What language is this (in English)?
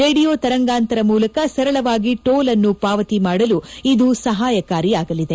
Kannada